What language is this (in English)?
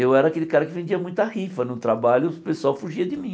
Portuguese